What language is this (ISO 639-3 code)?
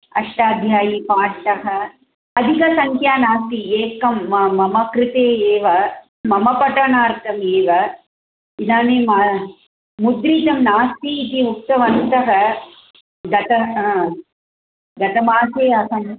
san